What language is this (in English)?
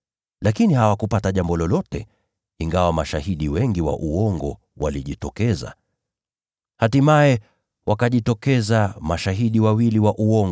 Swahili